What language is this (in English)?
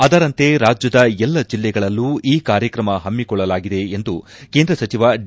Kannada